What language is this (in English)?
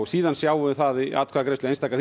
Icelandic